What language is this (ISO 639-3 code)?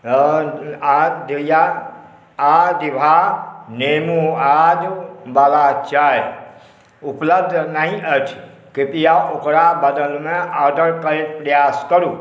mai